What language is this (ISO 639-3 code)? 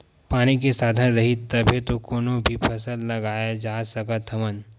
hne